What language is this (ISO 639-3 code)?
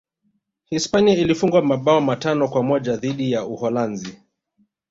swa